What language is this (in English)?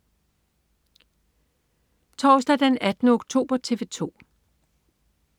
Danish